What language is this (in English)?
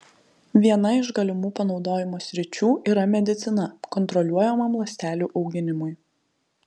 Lithuanian